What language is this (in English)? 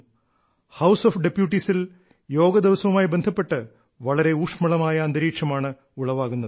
Malayalam